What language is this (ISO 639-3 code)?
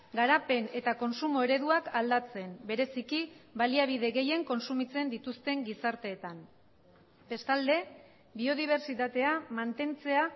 eus